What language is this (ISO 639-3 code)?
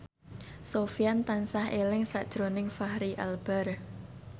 jav